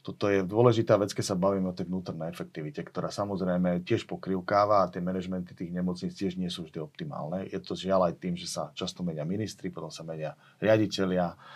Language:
Slovak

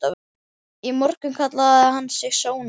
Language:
Icelandic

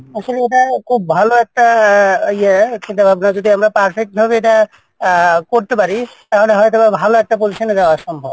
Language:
Bangla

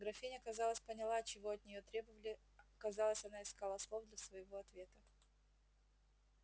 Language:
Russian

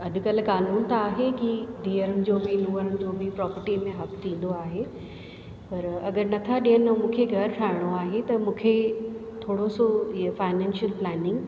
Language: Sindhi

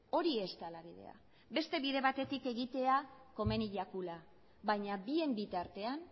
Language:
Basque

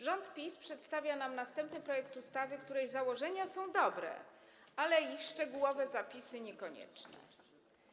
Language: Polish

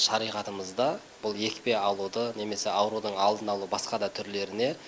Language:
Kazakh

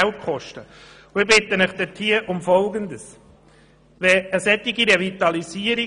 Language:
Swiss German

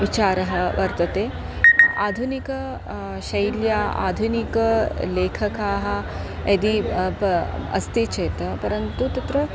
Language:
Sanskrit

